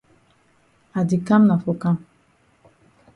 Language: Cameroon Pidgin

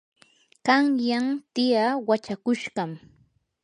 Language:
Yanahuanca Pasco Quechua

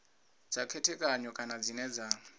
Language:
Venda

